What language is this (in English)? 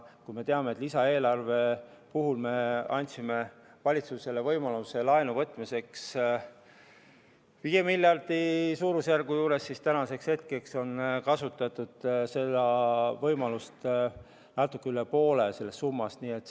Estonian